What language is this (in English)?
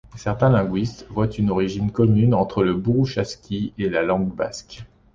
French